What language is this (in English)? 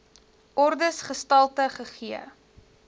Afrikaans